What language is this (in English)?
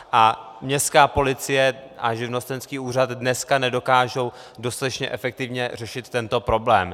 Czech